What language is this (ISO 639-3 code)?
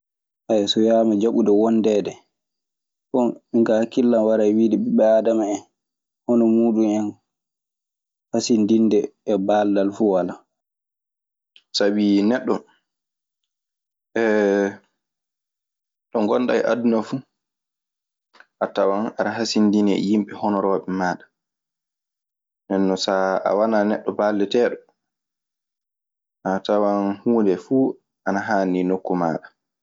ffm